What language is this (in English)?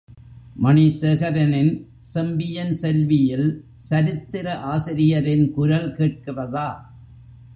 Tamil